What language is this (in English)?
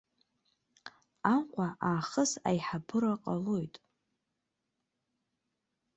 Abkhazian